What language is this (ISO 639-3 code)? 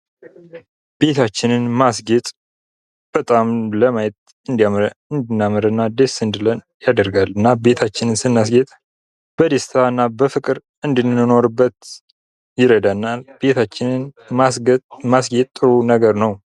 amh